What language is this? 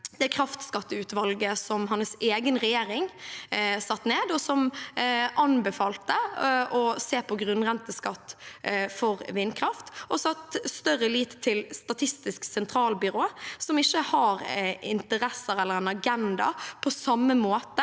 Norwegian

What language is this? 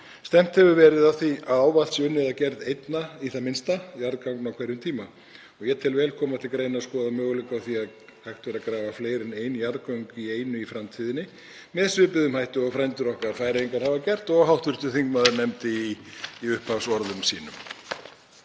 Icelandic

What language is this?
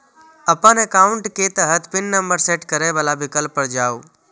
Maithili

